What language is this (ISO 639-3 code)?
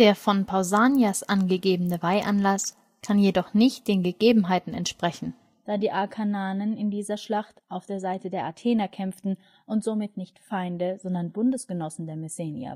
deu